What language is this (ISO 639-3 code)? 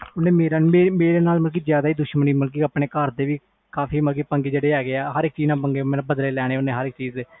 pan